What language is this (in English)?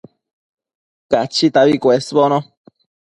Matsés